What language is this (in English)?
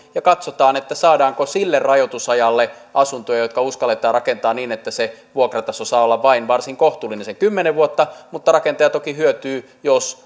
Finnish